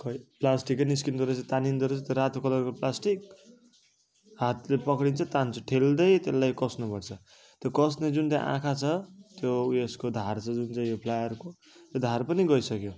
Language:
Nepali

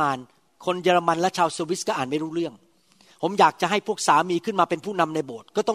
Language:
Thai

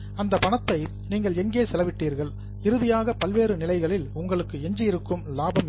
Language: Tamil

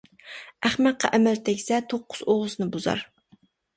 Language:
Uyghur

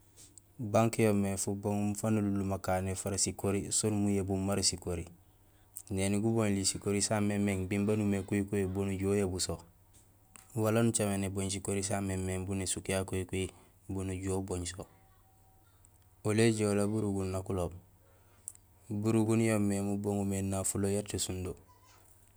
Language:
Gusilay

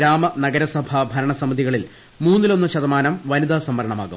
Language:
Malayalam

